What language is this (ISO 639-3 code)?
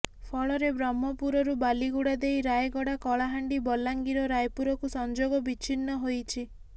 ori